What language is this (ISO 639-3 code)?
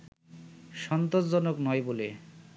ben